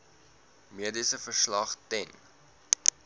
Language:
Afrikaans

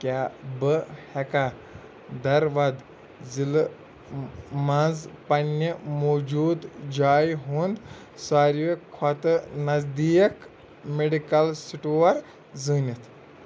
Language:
Kashmiri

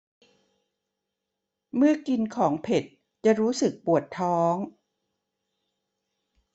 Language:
Thai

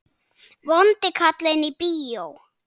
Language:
Icelandic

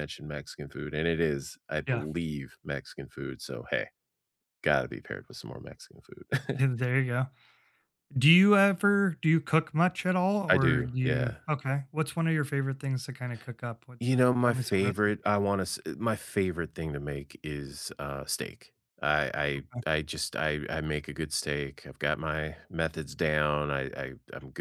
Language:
English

